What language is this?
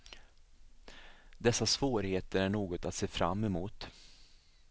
Swedish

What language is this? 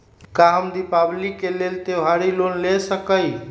Magahi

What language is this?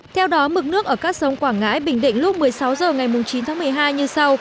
Vietnamese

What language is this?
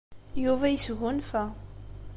Kabyle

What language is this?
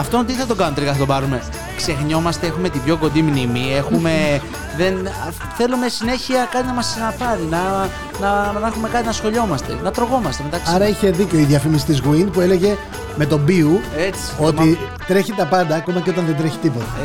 Greek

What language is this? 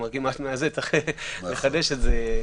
Hebrew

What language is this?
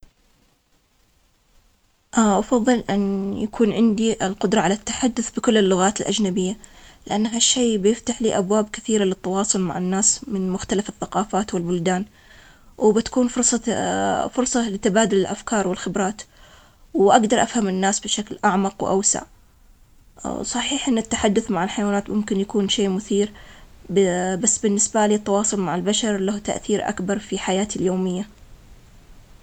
Omani Arabic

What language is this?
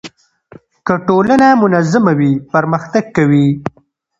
Pashto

